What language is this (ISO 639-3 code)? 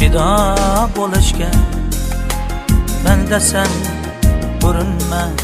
tur